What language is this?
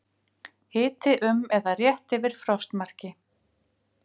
Icelandic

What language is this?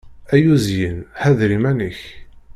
Kabyle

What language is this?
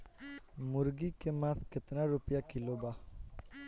Bhojpuri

